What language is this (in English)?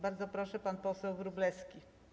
Polish